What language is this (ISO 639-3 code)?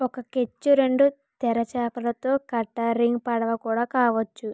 tel